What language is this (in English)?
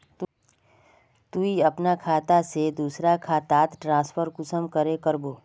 Magahi